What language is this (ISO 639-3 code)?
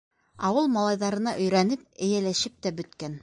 bak